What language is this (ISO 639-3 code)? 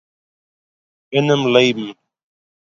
yid